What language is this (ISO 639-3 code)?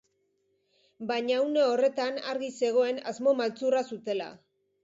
eus